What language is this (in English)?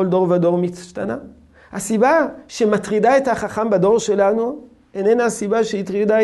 Hebrew